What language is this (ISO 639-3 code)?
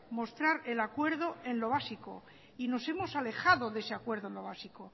spa